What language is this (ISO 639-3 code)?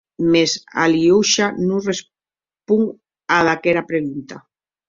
oci